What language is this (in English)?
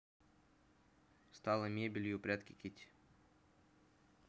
Russian